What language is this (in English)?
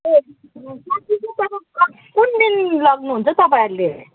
Nepali